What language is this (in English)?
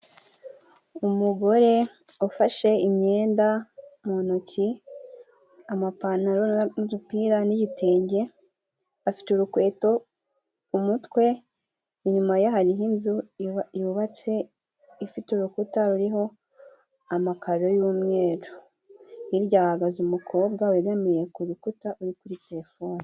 Kinyarwanda